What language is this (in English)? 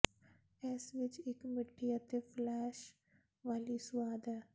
Punjabi